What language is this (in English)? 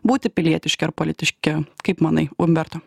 Lithuanian